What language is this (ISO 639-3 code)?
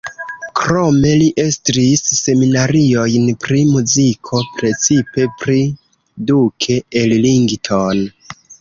epo